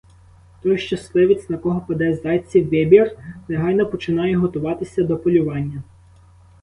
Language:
Ukrainian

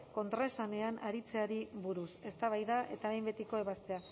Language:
Basque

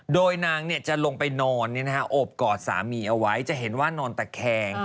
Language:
Thai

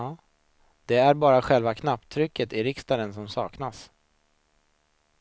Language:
Swedish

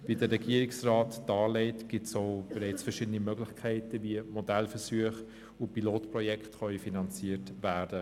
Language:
Swiss German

